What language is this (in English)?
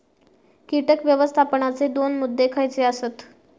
Marathi